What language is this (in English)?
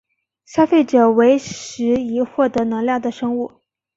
Chinese